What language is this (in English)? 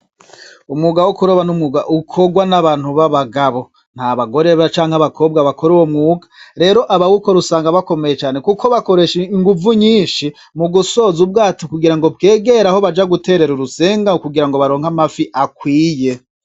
Rundi